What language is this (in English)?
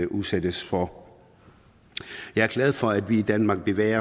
Danish